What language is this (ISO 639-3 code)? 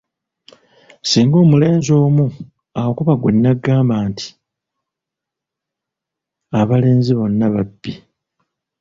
lug